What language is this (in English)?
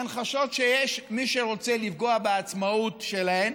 Hebrew